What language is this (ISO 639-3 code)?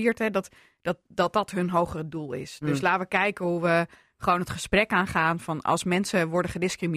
nld